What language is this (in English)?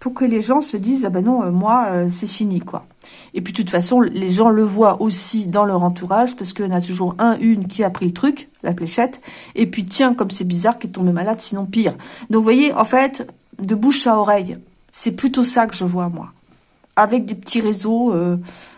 French